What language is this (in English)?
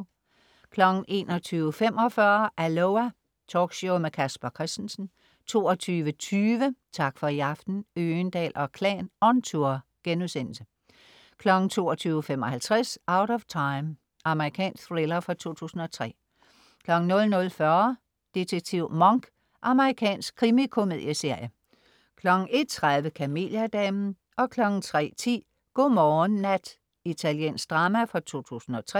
Danish